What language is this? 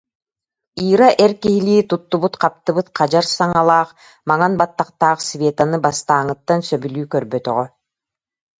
Yakut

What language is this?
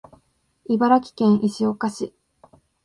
Japanese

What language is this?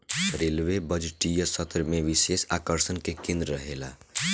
Bhojpuri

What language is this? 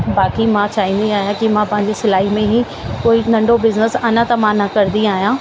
Sindhi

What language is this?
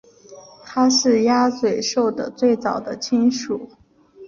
Chinese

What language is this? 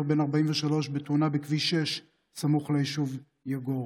Hebrew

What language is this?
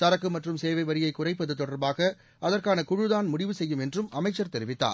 Tamil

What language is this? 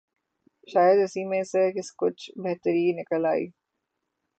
Urdu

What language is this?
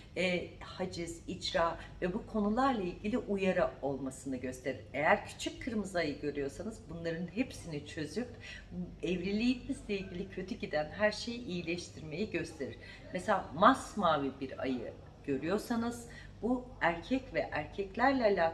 Turkish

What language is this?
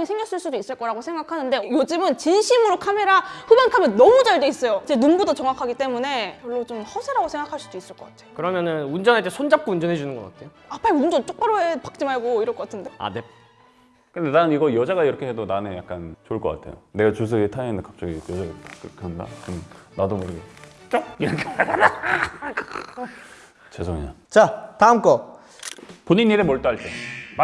Korean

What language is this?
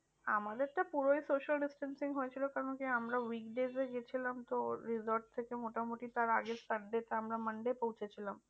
Bangla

